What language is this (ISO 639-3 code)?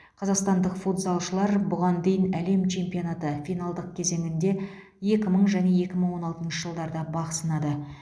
kaz